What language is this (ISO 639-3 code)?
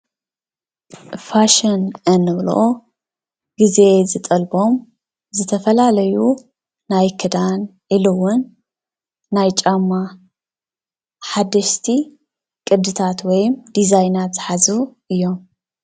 tir